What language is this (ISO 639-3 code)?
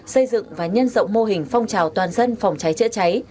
vie